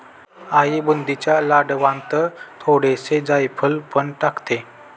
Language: Marathi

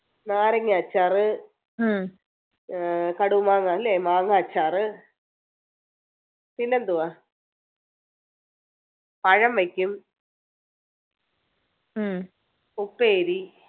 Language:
Malayalam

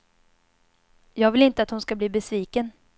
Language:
Swedish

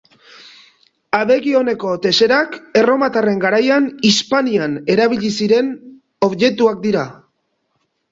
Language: Basque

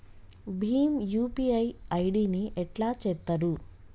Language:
Telugu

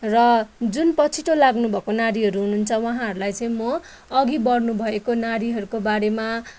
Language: Nepali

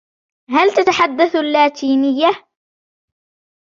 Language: Arabic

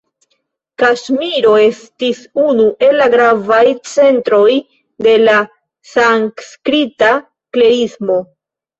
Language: Esperanto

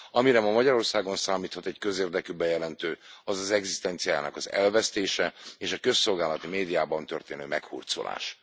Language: Hungarian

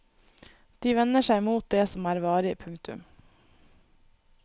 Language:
Norwegian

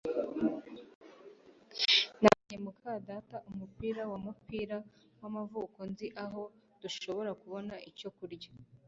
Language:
Kinyarwanda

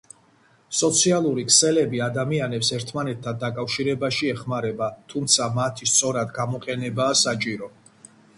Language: Georgian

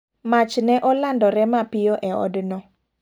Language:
Luo (Kenya and Tanzania)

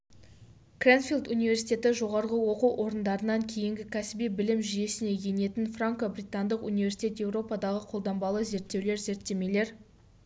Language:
Kazakh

